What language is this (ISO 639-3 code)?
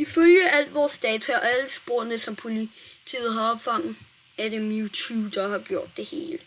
dan